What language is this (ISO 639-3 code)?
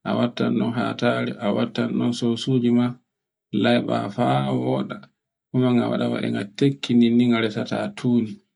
fue